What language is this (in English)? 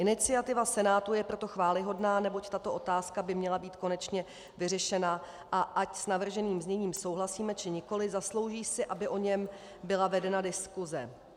Czech